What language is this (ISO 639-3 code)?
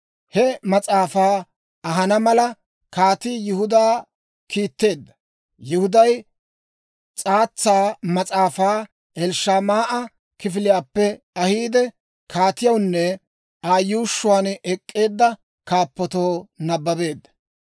dwr